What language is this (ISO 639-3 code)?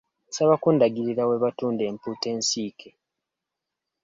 lug